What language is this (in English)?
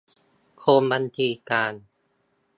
Thai